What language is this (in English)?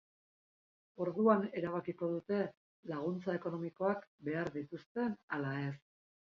Basque